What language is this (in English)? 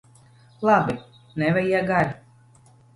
Latvian